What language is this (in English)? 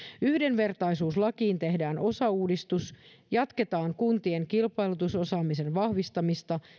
Finnish